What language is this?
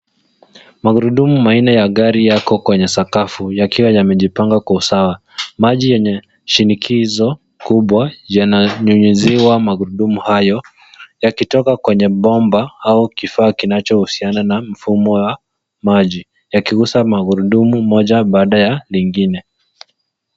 Swahili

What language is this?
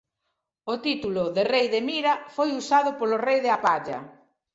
Galician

